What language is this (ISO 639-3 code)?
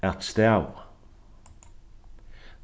fao